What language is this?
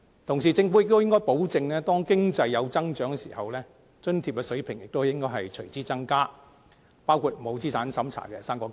Cantonese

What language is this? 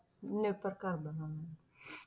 Punjabi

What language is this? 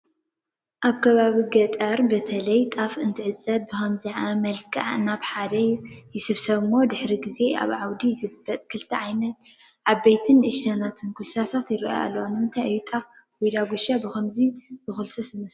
Tigrinya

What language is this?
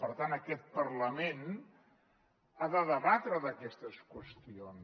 Catalan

